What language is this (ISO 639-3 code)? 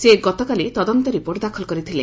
ori